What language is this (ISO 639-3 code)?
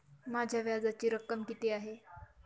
mar